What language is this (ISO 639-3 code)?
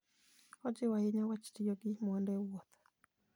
luo